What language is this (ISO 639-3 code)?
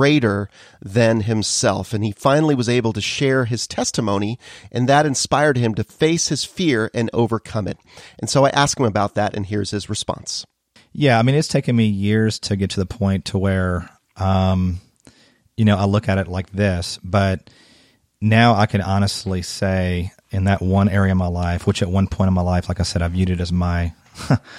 eng